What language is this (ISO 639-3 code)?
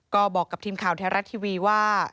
tha